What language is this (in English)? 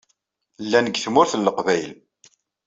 Kabyle